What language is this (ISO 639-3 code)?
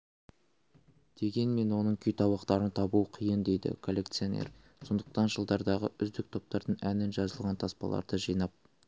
kaz